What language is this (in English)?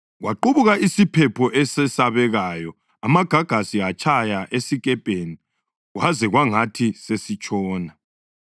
North Ndebele